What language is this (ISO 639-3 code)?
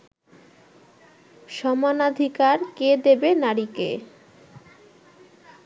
ben